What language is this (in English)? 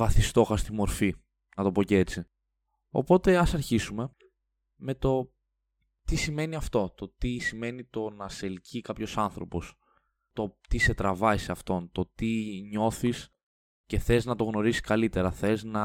Greek